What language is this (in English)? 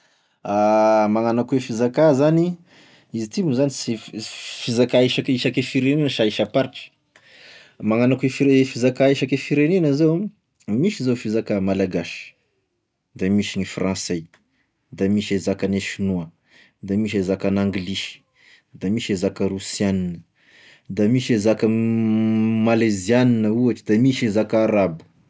Tesaka Malagasy